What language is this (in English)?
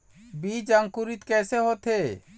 Chhattisgarhi